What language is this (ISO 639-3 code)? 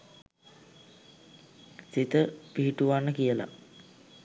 sin